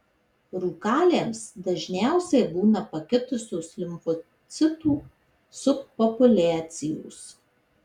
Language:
Lithuanian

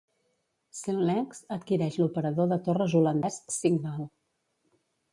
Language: Catalan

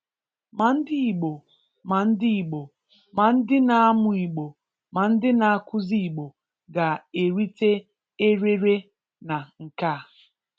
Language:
Igbo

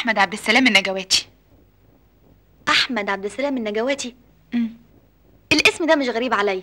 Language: Arabic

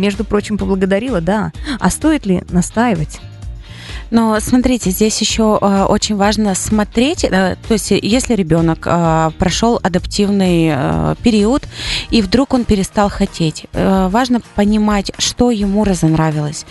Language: Russian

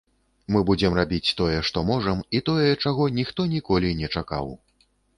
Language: Belarusian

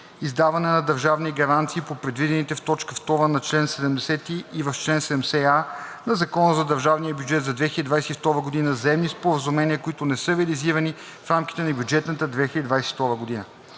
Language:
Bulgarian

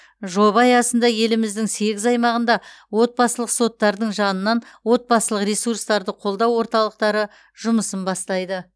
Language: Kazakh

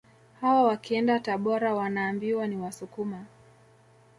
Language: Swahili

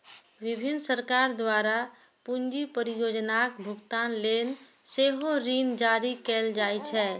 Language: Maithili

